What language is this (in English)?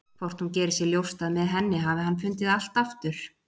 Icelandic